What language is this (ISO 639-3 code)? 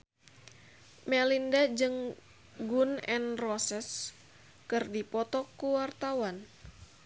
sun